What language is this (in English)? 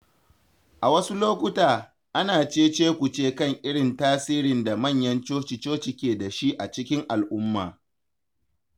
Hausa